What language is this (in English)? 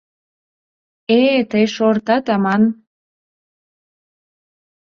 Mari